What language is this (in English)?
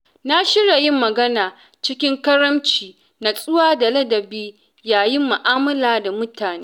Hausa